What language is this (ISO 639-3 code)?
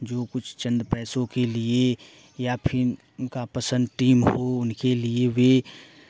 hin